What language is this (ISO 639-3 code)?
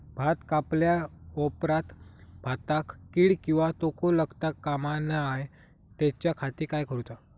mar